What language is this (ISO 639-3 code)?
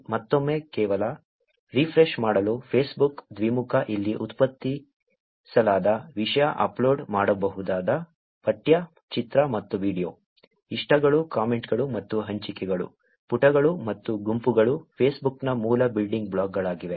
kan